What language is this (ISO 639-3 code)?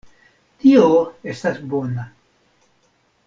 epo